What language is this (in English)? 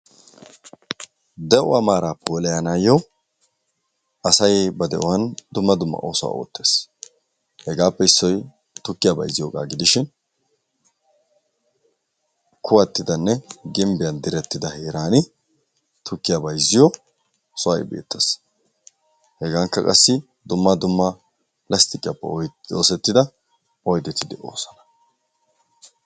Wolaytta